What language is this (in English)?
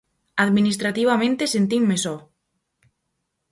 Galician